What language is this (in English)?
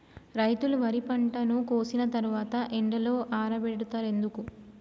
Telugu